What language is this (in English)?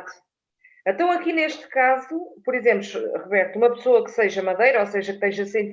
Portuguese